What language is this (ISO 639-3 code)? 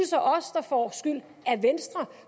dan